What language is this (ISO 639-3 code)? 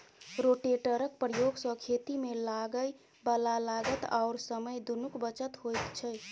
mai